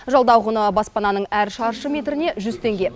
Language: Kazakh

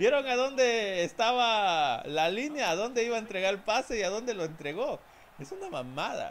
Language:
Spanish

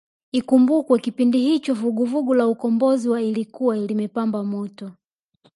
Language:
Swahili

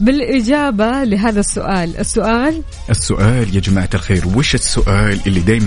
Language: Arabic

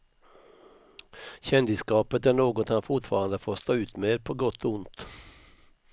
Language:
Swedish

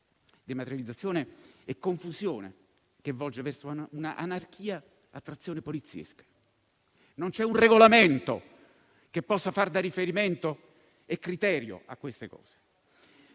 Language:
Italian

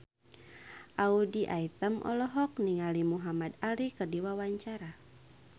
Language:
Sundanese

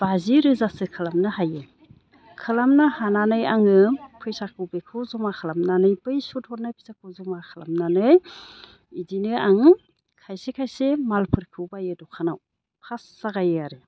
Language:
Bodo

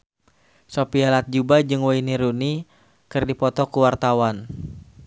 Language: Sundanese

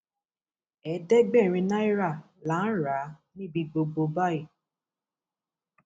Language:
Yoruba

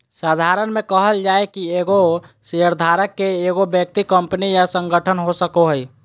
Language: Magahi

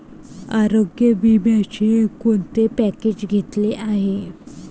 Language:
Marathi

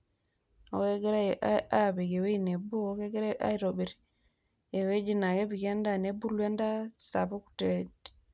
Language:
Masai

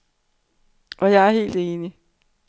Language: Danish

